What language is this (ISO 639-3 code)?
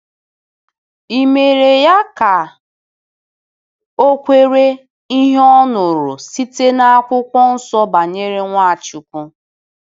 ibo